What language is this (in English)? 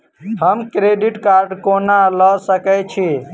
Maithili